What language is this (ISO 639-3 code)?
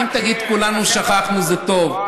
heb